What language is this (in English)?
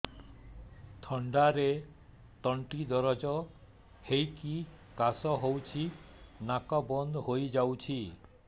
Odia